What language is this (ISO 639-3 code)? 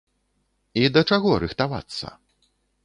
bel